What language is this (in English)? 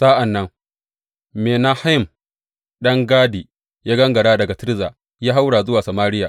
Hausa